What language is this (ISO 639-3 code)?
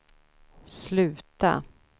swe